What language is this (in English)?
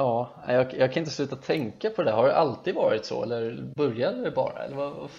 Swedish